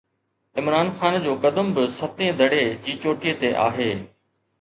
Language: Sindhi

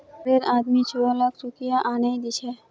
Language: Magahi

